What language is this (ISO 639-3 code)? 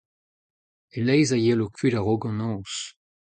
bre